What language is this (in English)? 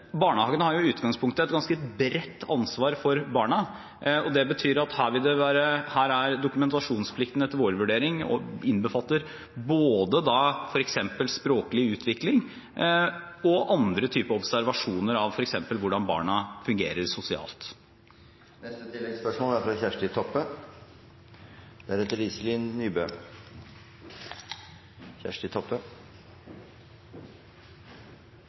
Norwegian